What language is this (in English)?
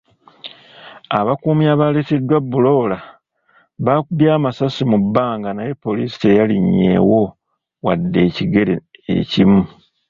Ganda